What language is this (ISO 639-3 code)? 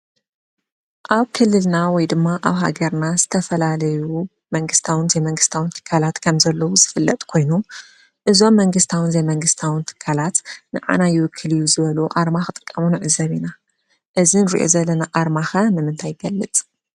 tir